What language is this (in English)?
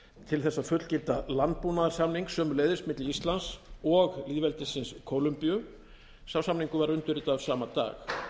Icelandic